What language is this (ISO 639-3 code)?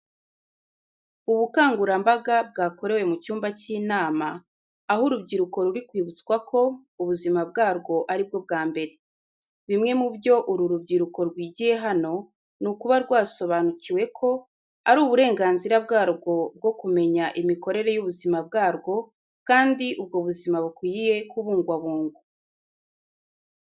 kin